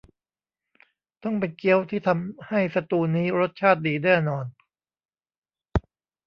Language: Thai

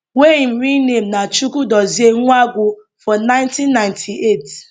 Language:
Nigerian Pidgin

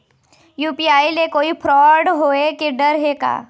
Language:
Chhattisgarhi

